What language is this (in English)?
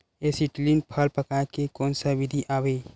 Chhattisgarhi